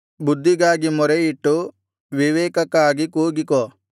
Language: Kannada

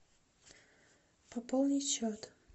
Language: Russian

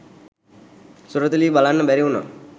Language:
Sinhala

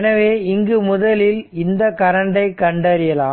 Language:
Tamil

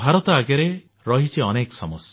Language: Odia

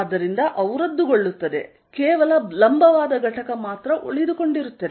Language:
Kannada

